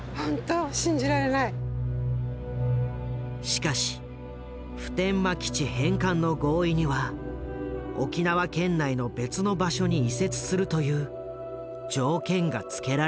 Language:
Japanese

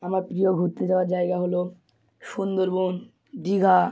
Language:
Bangla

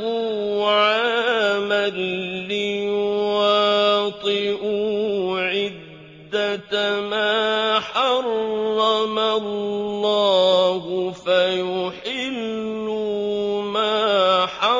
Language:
Arabic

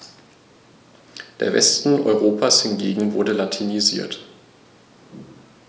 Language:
German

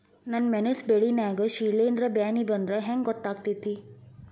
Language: Kannada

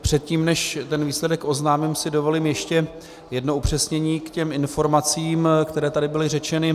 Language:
Czech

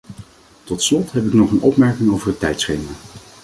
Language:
Dutch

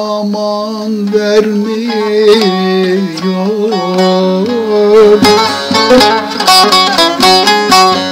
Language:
Turkish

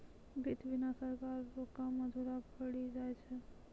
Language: Maithili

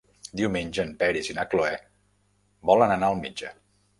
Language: Catalan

